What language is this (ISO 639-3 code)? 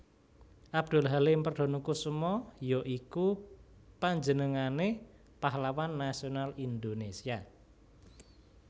jav